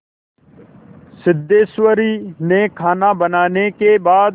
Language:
Hindi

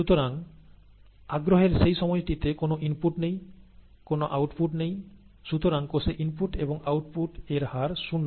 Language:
Bangla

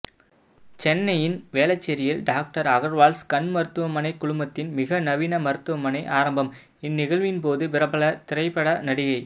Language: Tamil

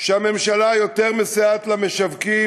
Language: Hebrew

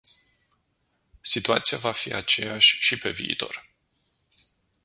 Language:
Romanian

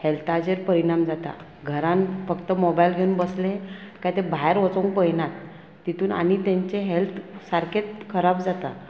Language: Konkani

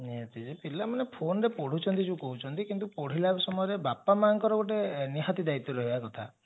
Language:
Odia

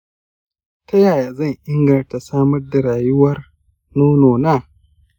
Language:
Hausa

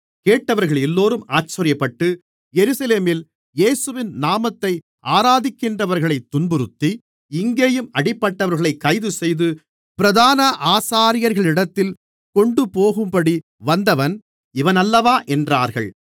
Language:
Tamil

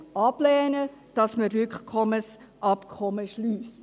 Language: Swiss German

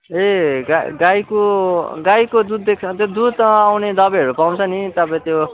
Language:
Nepali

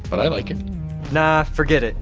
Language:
English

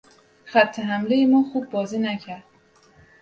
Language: Persian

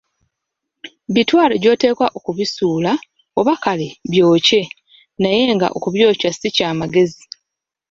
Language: Ganda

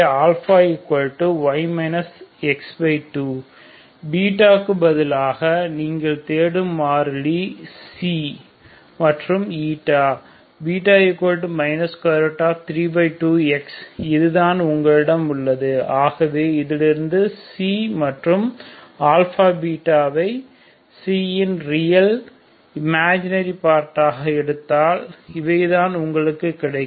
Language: Tamil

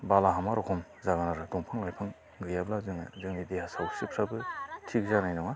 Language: Bodo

